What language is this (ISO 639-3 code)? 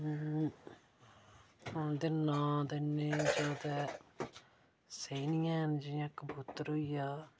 doi